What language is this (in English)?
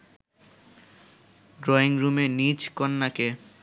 Bangla